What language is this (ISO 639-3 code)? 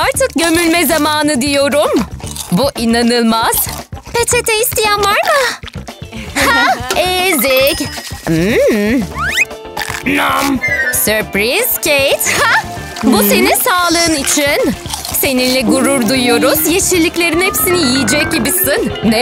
tur